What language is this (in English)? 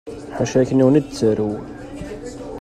Kabyle